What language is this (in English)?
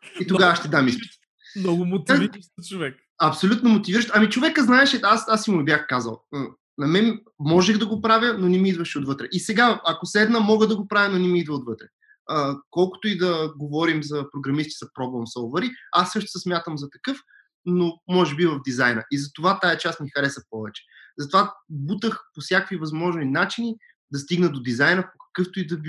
Bulgarian